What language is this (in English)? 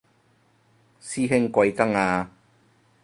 Cantonese